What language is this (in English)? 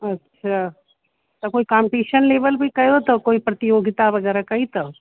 Sindhi